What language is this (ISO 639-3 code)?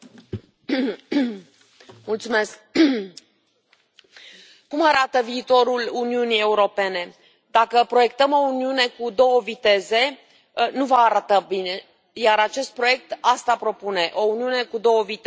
ron